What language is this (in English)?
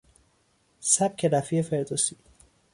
Persian